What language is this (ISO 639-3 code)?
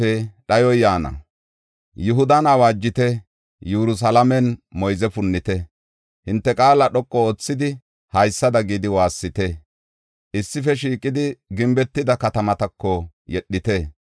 gof